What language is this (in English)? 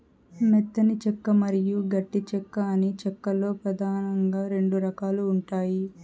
Telugu